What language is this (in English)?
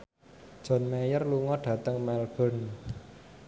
Javanese